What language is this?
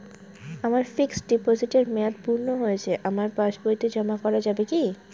Bangla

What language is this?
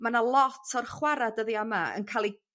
Welsh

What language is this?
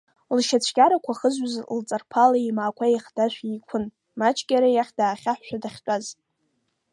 Abkhazian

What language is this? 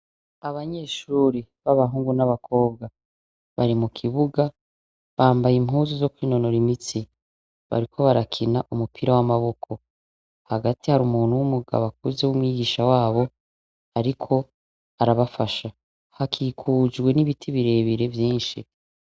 Rundi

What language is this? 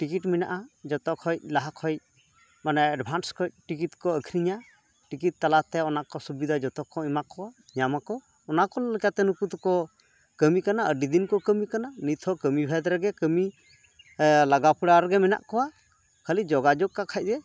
Santali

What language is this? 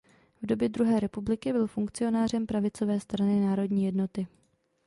Czech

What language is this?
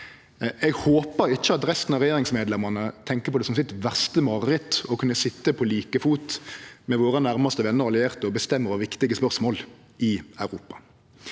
Norwegian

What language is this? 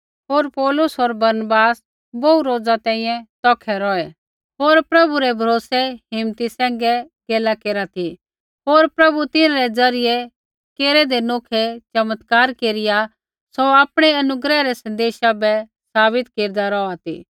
Kullu Pahari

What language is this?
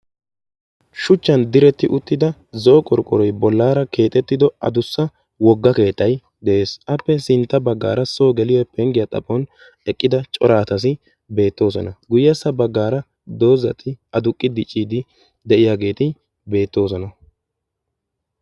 Wolaytta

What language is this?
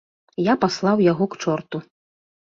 Belarusian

